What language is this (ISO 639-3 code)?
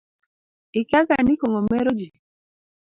luo